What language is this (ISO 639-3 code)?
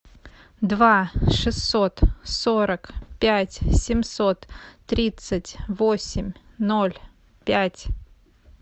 rus